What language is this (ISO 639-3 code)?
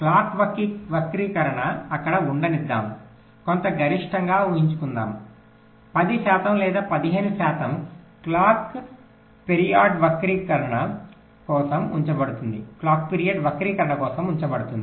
tel